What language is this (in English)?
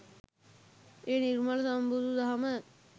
Sinhala